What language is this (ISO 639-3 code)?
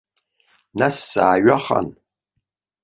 abk